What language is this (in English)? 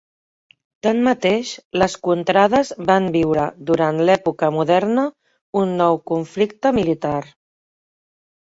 Catalan